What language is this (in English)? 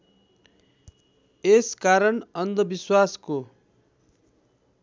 Nepali